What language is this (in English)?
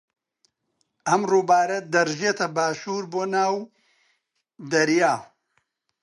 Central Kurdish